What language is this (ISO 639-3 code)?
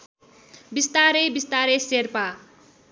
nep